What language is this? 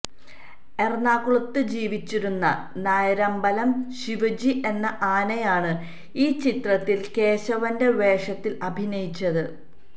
Malayalam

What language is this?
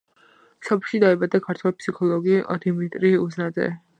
Georgian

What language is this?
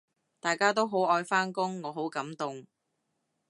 Cantonese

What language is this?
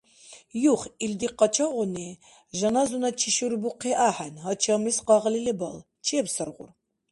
Dargwa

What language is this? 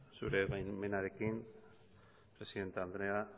Basque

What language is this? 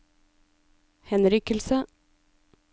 Norwegian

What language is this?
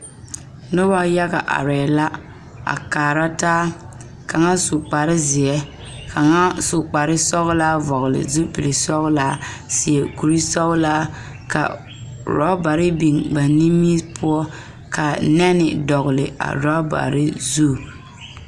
Southern Dagaare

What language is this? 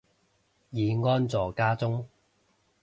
Cantonese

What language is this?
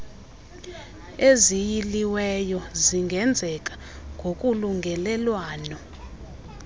Xhosa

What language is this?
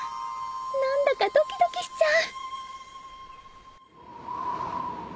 Japanese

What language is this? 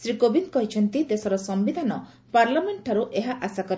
Odia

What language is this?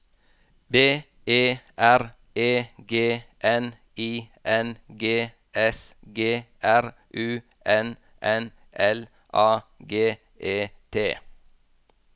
Norwegian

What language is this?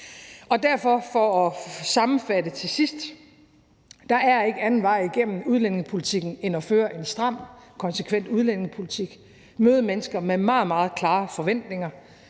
Danish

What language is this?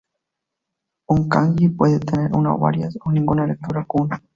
Spanish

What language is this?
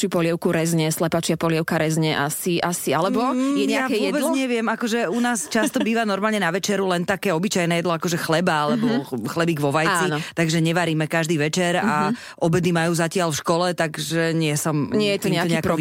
Slovak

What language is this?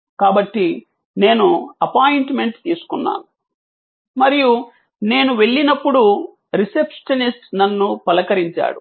Telugu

